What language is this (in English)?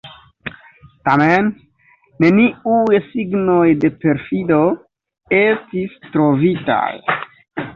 Esperanto